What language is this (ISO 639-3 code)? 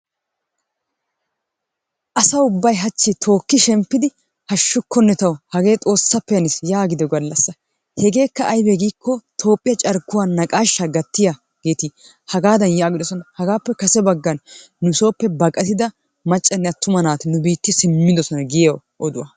wal